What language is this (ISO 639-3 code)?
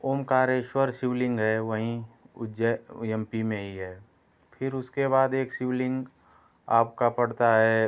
hin